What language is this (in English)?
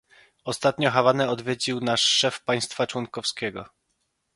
Polish